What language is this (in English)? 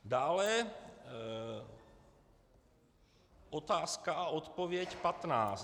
Czech